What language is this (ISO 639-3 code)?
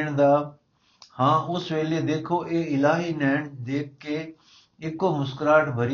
pan